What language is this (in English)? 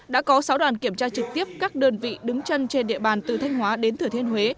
Vietnamese